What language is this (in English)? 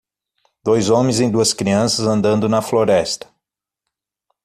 Portuguese